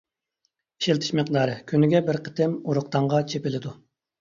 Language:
Uyghur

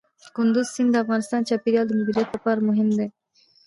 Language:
Pashto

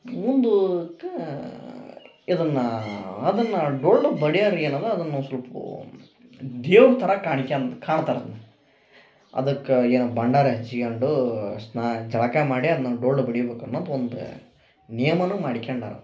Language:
Kannada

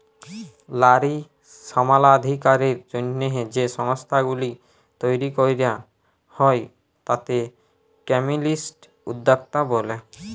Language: Bangla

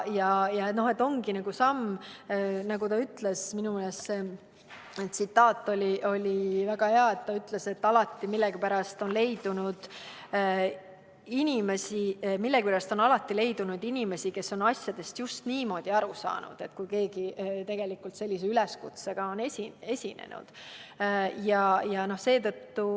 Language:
Estonian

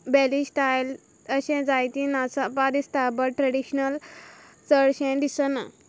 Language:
Konkani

